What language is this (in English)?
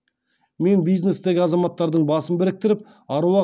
Kazakh